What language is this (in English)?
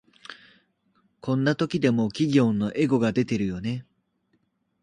Japanese